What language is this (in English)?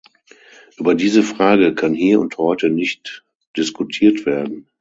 German